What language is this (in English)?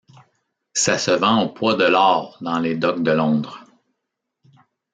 French